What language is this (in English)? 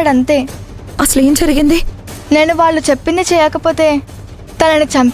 Telugu